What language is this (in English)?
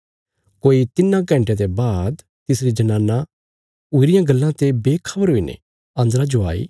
Bilaspuri